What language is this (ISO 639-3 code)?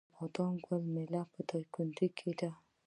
pus